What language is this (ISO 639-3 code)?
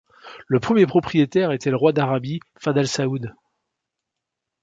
fra